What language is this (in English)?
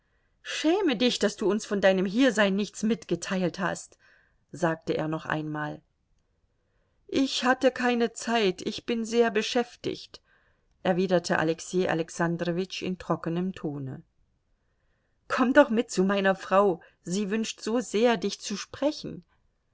German